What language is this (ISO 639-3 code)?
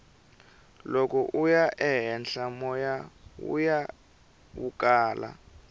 tso